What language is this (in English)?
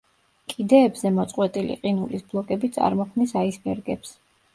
Georgian